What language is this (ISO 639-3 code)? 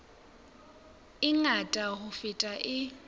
sot